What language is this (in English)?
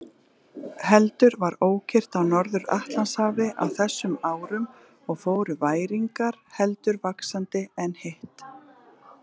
Icelandic